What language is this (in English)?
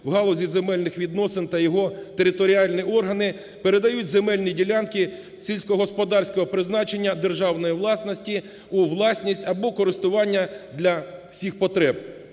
Ukrainian